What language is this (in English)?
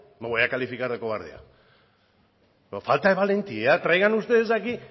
Spanish